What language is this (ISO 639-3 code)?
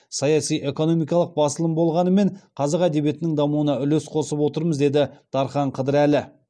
kaz